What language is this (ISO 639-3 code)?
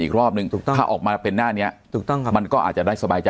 tha